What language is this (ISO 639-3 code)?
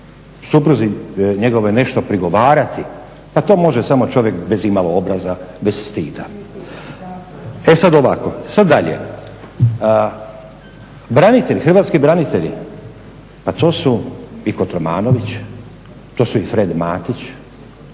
hrv